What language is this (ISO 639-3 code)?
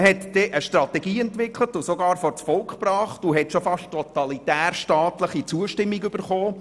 gsw